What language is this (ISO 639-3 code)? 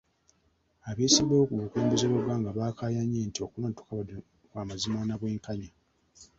lug